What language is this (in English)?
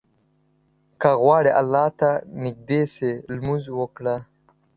Pashto